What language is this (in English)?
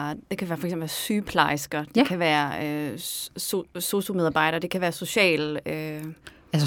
Danish